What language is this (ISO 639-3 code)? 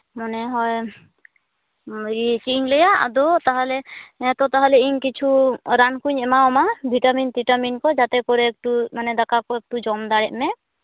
sat